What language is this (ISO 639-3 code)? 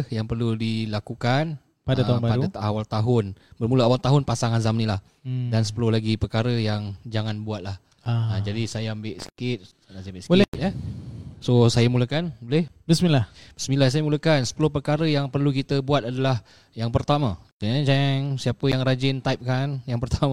msa